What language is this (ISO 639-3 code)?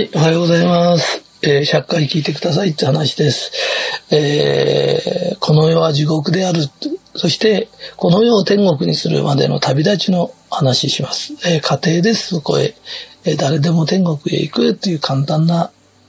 jpn